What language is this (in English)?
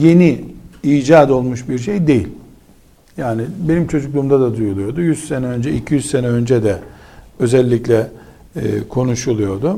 Turkish